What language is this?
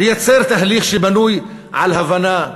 Hebrew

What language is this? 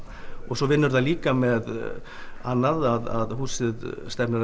Icelandic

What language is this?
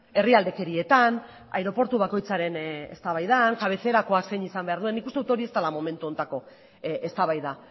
Basque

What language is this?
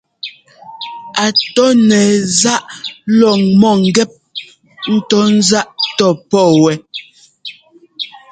Ngomba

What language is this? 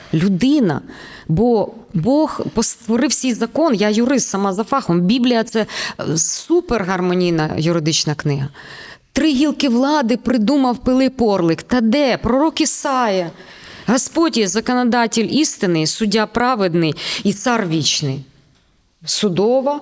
Ukrainian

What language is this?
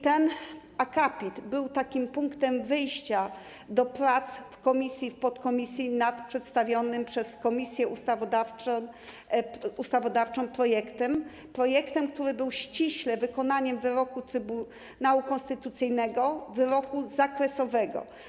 Polish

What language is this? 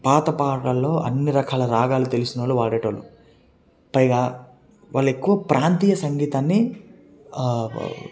Telugu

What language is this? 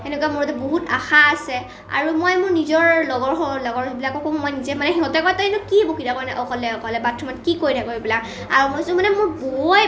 Assamese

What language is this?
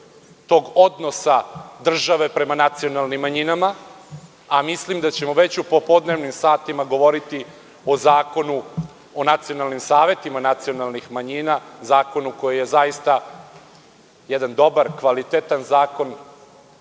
Serbian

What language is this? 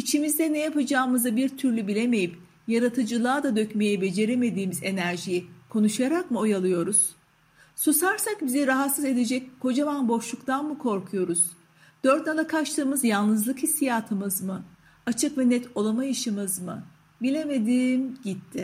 Turkish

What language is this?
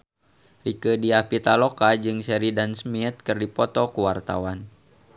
Sundanese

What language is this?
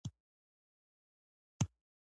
Pashto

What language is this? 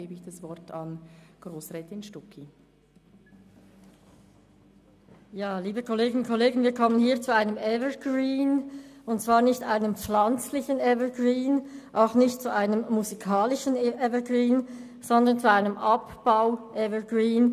Swiss German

